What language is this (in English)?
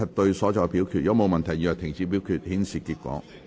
Cantonese